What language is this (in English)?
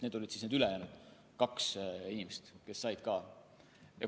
Estonian